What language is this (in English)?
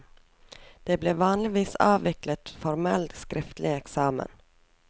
Norwegian